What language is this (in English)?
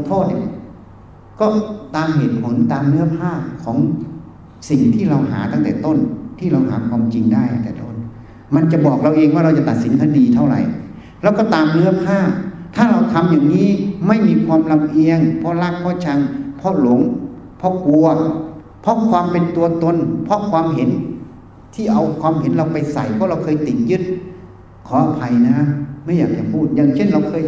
Thai